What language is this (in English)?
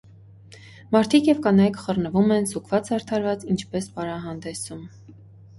Armenian